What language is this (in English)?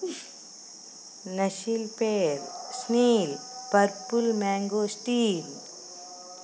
Telugu